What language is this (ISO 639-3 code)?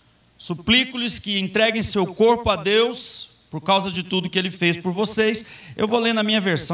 por